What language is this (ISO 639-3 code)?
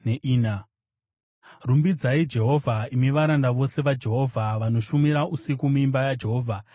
sna